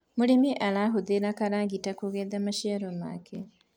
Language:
Kikuyu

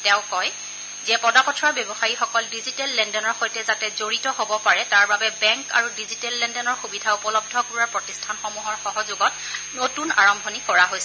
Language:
Assamese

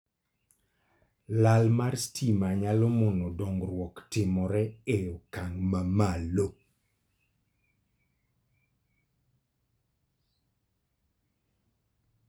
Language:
Luo (Kenya and Tanzania)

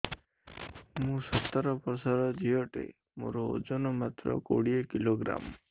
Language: Odia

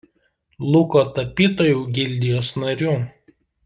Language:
Lithuanian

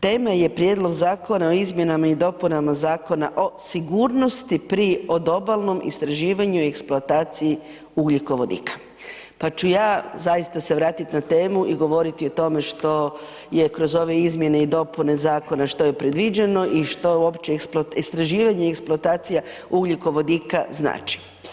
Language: Croatian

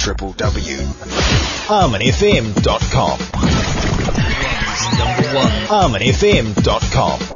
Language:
Urdu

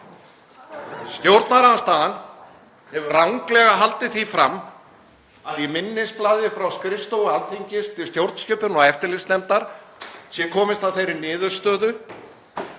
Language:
Icelandic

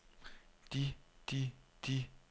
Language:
Danish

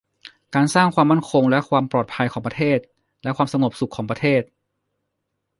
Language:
Thai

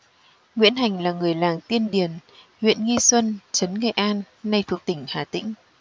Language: Vietnamese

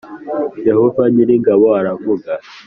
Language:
Kinyarwanda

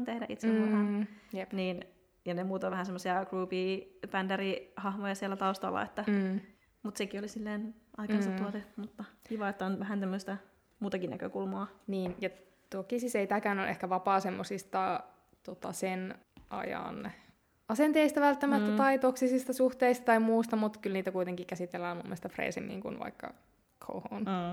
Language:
Finnish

